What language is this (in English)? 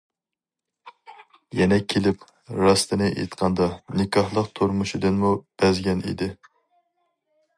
Uyghur